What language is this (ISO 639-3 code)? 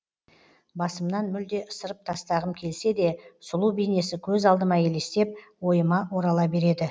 kaz